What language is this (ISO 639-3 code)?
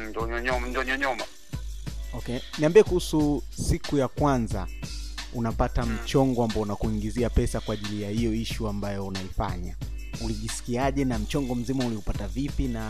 swa